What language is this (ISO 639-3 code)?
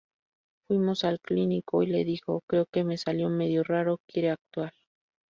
spa